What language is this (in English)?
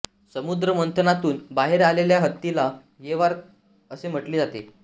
Marathi